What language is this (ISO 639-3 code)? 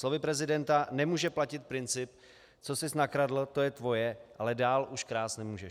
ces